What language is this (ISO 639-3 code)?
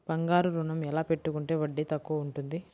tel